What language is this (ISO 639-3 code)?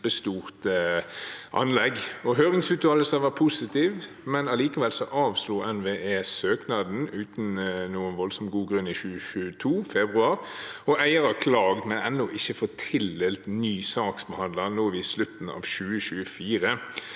nor